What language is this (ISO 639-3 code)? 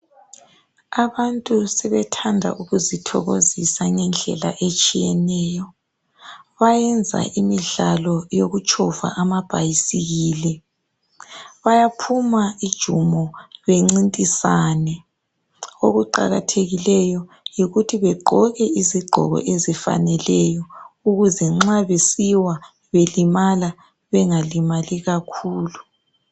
nde